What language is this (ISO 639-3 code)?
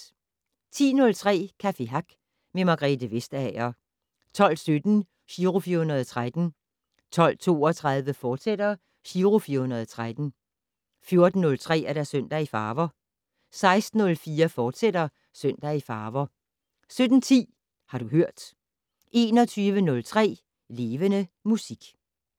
dan